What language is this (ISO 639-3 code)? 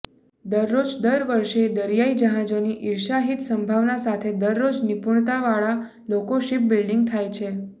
guj